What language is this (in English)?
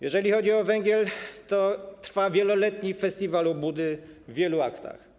Polish